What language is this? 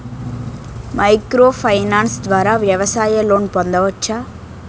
Telugu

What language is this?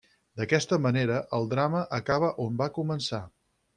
Catalan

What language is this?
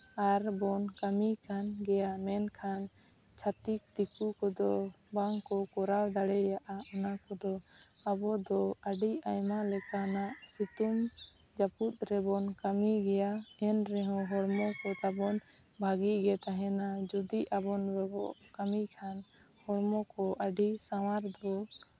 Santali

